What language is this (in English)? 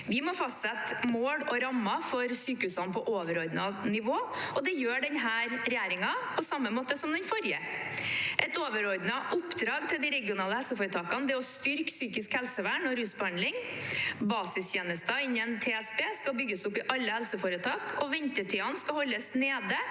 Norwegian